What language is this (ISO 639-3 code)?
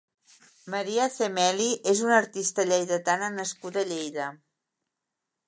cat